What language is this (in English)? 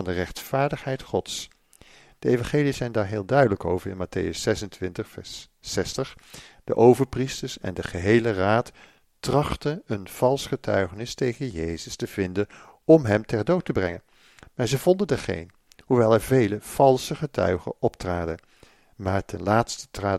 Dutch